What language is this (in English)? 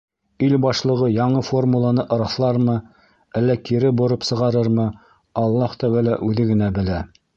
Bashkir